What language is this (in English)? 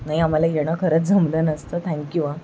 Marathi